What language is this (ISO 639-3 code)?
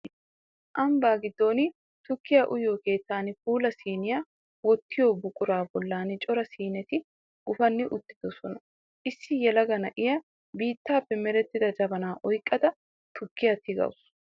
wal